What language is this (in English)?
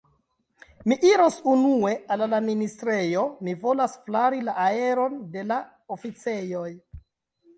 Esperanto